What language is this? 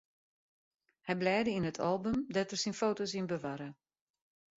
Western Frisian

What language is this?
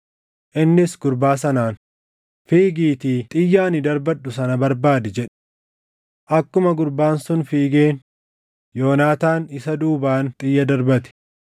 Oromo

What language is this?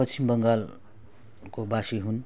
Nepali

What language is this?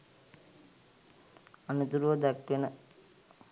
Sinhala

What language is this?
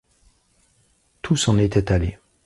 French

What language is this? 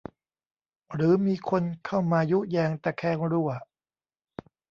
Thai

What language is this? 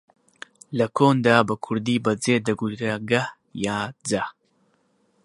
Central Kurdish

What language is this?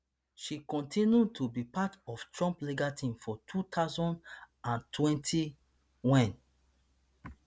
Nigerian Pidgin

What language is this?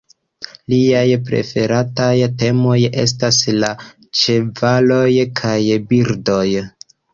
Esperanto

